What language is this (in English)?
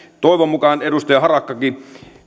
Finnish